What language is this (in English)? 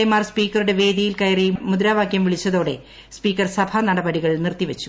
Malayalam